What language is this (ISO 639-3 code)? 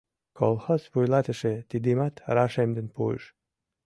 chm